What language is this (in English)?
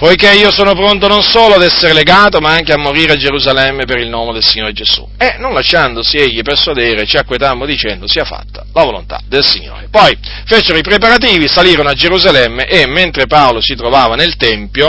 Italian